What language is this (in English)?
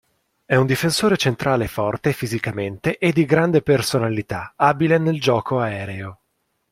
Italian